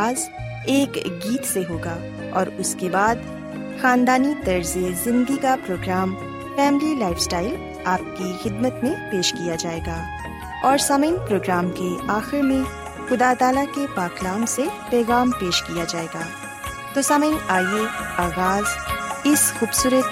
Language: Urdu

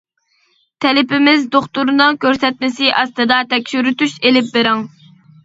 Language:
Uyghur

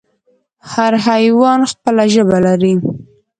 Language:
Pashto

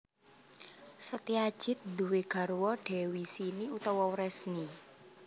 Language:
Javanese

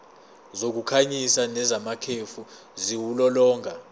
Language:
Zulu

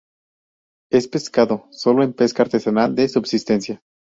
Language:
Spanish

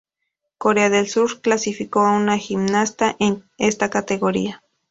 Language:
Spanish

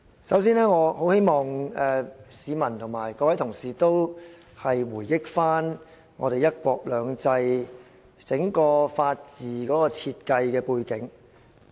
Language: Cantonese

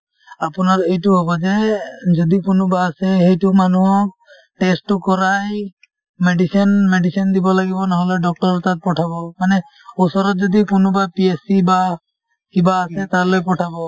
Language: Assamese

